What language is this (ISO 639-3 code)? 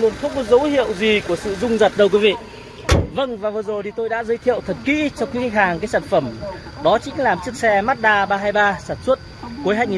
vie